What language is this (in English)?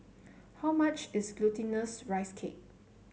English